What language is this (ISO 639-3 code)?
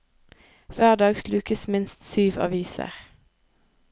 nor